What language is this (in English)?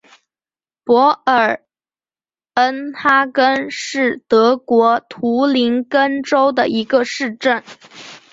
Chinese